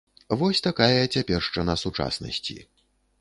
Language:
Belarusian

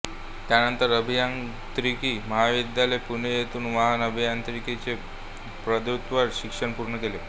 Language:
Marathi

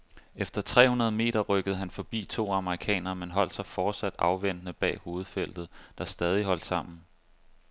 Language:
Danish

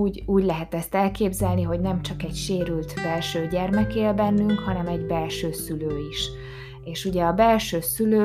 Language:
Hungarian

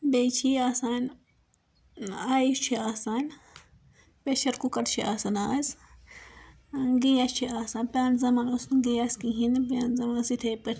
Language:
Kashmiri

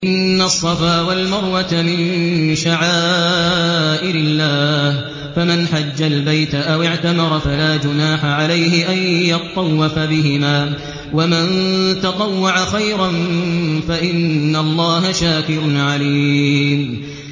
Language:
Arabic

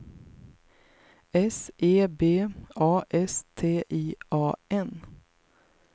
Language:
Swedish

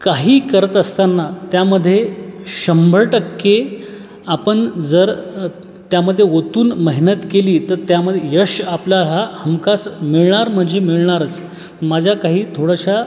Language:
Marathi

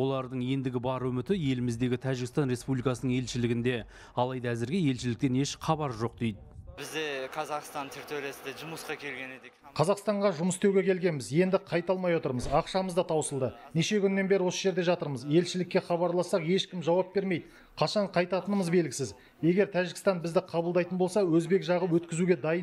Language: Turkish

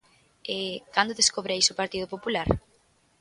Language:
Galician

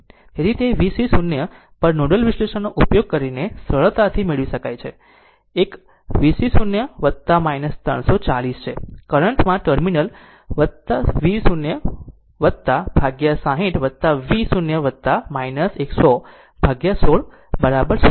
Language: Gujarati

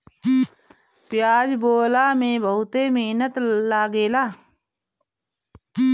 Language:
Bhojpuri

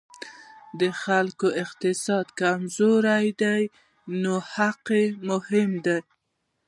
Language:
Pashto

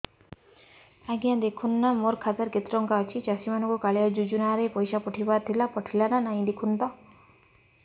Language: Odia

